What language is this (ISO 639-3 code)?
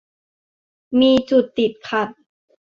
tha